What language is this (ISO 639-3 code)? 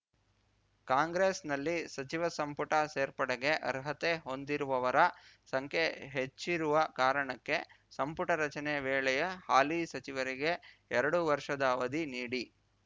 kan